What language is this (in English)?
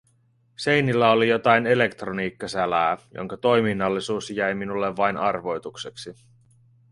Finnish